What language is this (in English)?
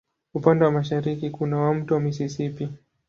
Swahili